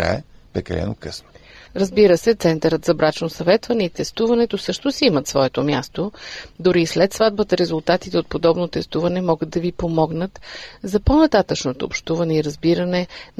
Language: Bulgarian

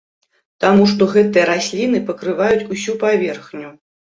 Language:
Belarusian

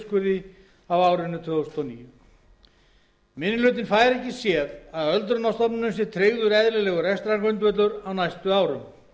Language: Icelandic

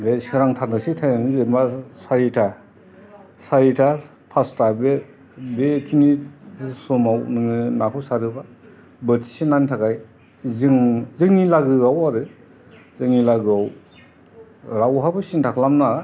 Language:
Bodo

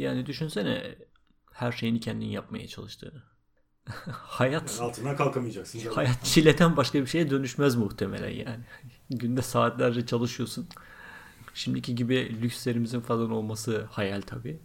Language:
Turkish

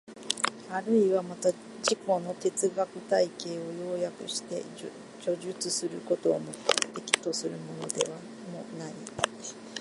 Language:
Japanese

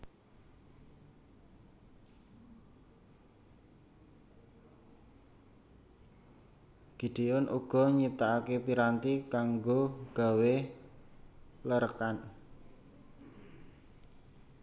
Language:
Javanese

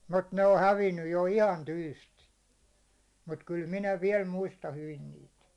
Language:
Finnish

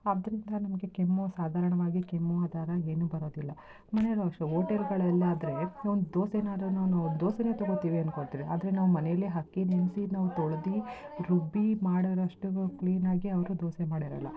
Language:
Kannada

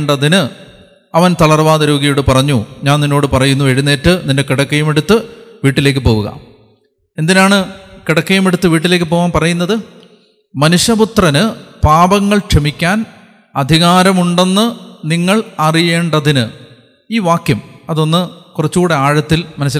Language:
Malayalam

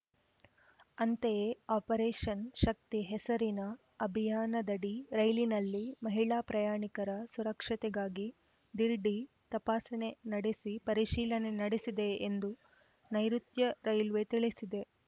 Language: Kannada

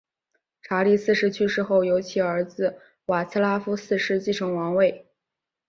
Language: Chinese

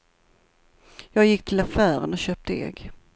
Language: Swedish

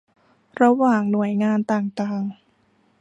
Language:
Thai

